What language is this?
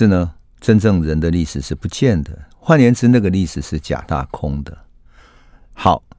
Chinese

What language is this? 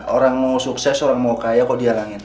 Indonesian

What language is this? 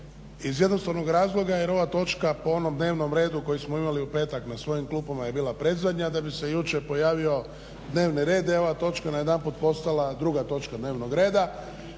Croatian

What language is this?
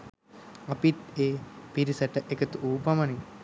Sinhala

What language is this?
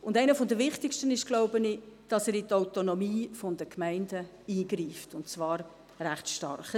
Swiss German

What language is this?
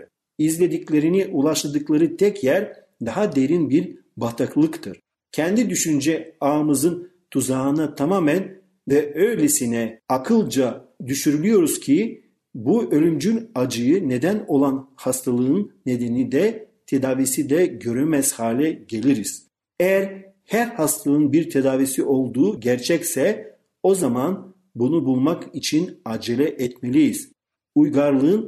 Turkish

